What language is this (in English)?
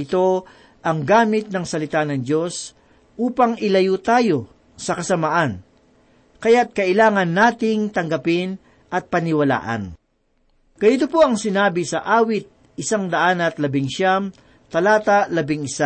Filipino